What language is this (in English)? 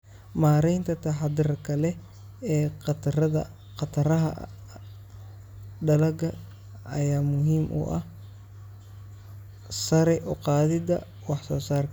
Somali